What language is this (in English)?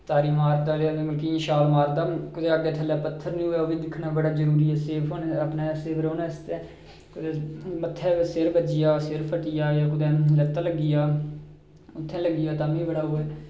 Dogri